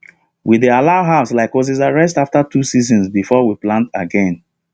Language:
Nigerian Pidgin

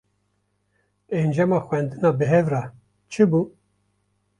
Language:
Kurdish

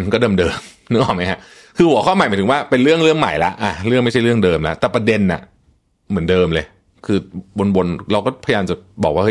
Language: Thai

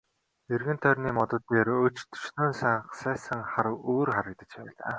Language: Mongolian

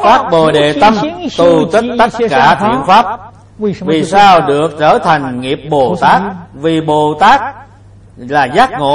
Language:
Vietnamese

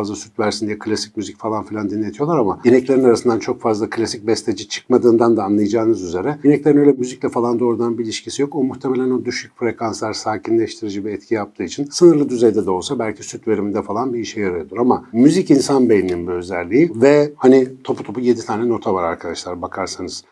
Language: Turkish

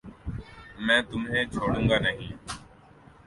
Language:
Urdu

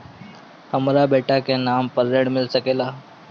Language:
Bhojpuri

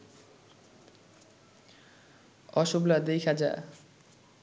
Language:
Bangla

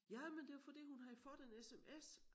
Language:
Danish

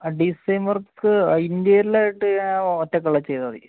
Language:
Malayalam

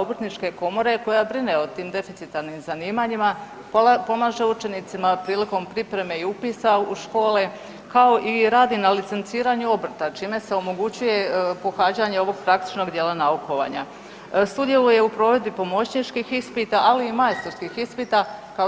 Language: Croatian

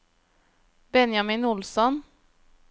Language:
Norwegian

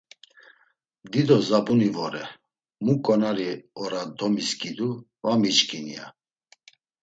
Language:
Laz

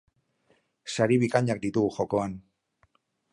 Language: Basque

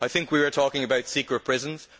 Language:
English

